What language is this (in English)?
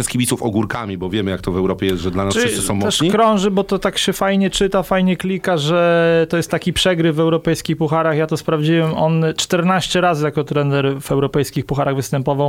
Polish